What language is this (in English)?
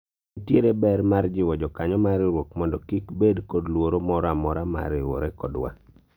Luo (Kenya and Tanzania)